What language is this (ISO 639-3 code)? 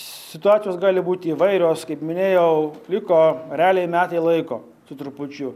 lit